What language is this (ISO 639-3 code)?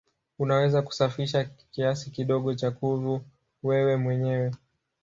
swa